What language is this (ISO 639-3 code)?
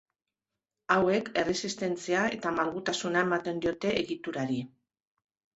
eus